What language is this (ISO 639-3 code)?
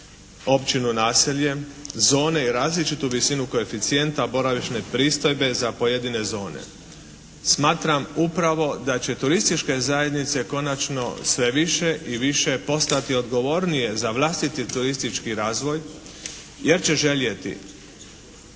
hrv